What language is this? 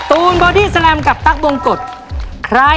Thai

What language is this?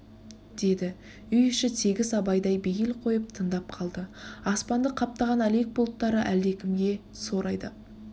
Kazakh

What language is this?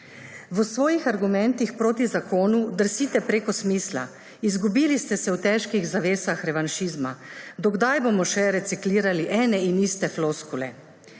Slovenian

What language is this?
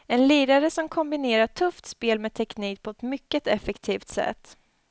Swedish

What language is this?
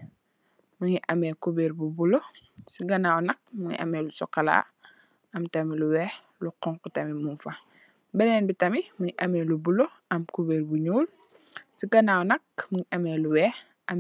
Wolof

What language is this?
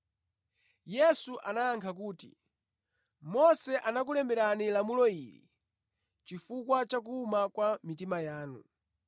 Nyanja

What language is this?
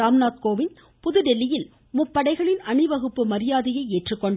Tamil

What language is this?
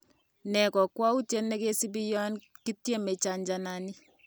Kalenjin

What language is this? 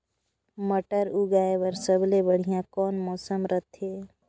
Chhattisgarhi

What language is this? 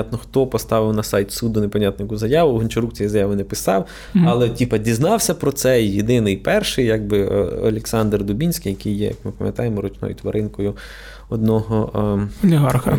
Ukrainian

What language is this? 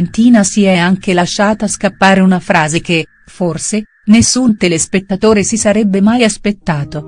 Italian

